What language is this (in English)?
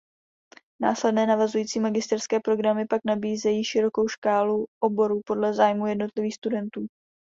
Czech